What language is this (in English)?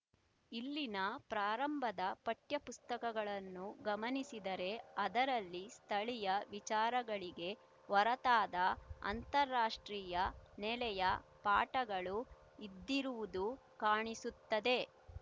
Kannada